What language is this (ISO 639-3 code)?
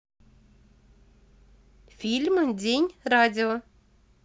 rus